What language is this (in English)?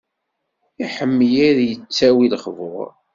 Kabyle